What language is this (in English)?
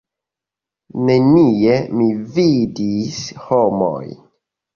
Esperanto